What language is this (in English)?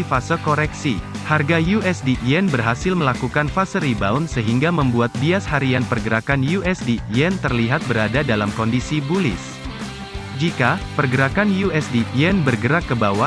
Indonesian